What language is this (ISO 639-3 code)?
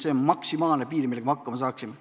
est